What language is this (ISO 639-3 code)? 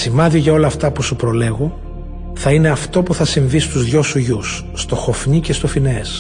ell